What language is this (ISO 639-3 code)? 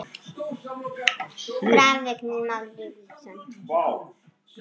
isl